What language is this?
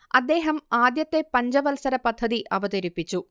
Malayalam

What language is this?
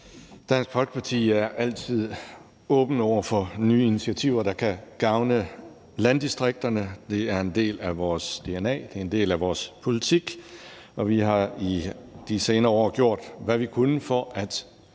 Danish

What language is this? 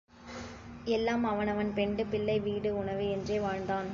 Tamil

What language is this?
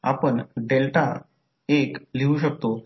Marathi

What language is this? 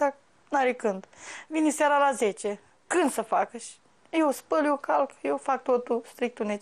Romanian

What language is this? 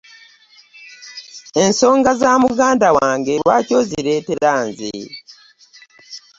Ganda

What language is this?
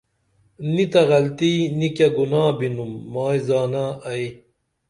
Dameli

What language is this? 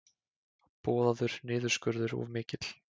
Icelandic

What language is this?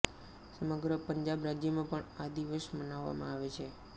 Gujarati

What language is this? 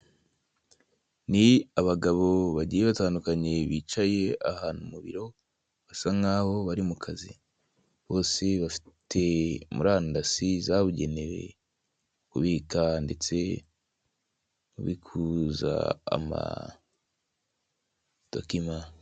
Kinyarwanda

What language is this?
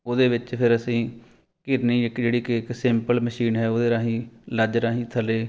Punjabi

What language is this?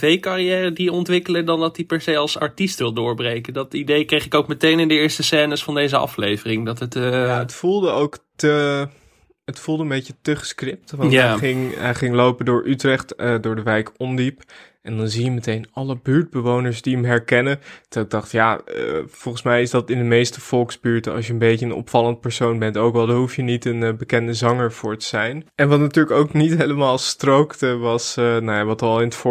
Dutch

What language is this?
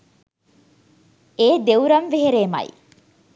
Sinhala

